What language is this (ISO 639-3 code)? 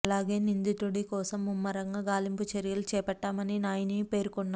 tel